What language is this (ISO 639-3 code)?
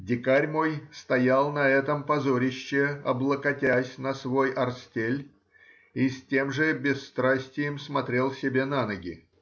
rus